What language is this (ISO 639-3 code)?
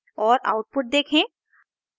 hin